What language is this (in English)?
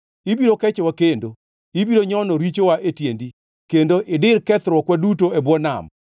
Luo (Kenya and Tanzania)